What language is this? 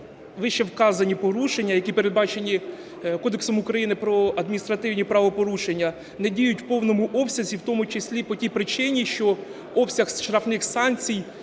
Ukrainian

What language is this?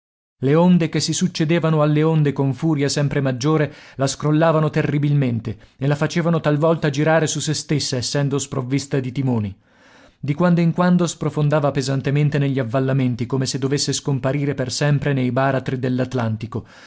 Italian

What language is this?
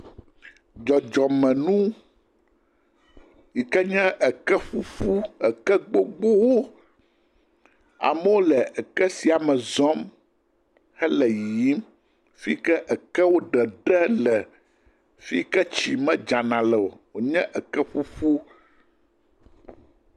Ewe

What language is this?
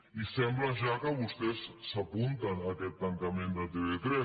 Catalan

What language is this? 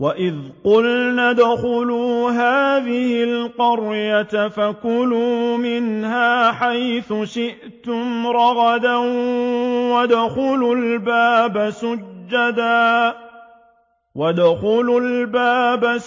Arabic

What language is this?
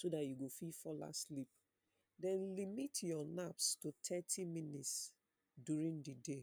Nigerian Pidgin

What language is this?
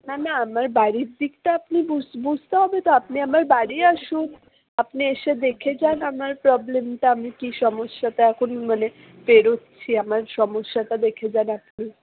Bangla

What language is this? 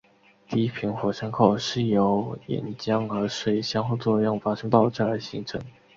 Chinese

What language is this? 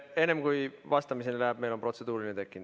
Estonian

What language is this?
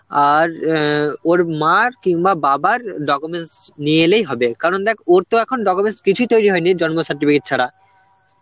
Bangla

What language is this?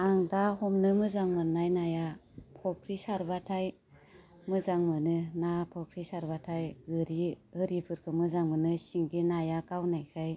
Bodo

